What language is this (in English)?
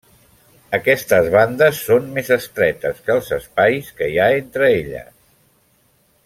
Catalan